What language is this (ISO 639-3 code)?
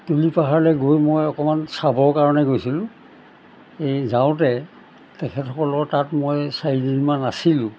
asm